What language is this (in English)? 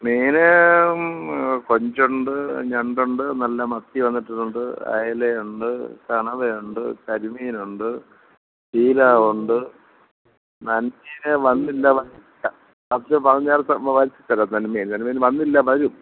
Malayalam